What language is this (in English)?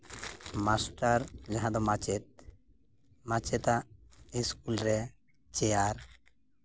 Santali